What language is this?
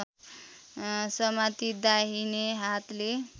Nepali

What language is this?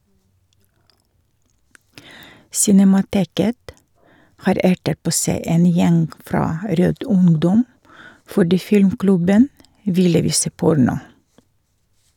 Norwegian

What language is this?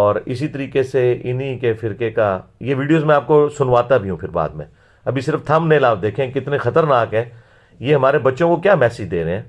Urdu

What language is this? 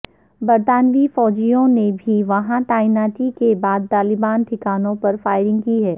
Urdu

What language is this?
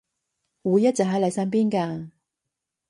Cantonese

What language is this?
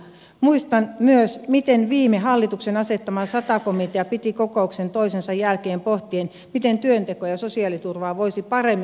Finnish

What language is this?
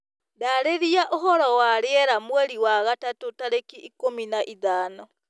Kikuyu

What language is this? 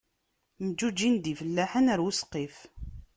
Kabyle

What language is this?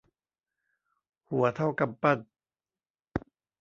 Thai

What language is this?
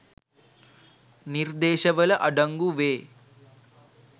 Sinhala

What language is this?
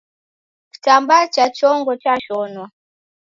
Taita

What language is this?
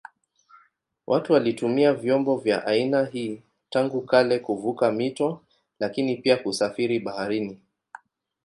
Swahili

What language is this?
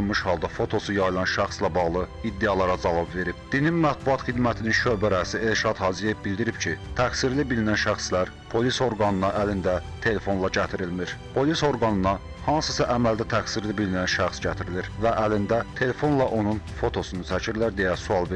Turkish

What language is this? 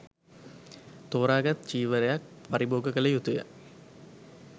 Sinhala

